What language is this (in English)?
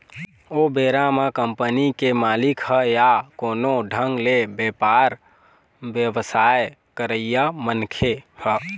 Chhattisgarhi